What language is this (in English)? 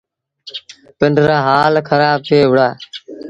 Sindhi Bhil